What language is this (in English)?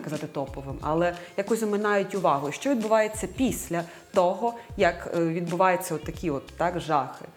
Ukrainian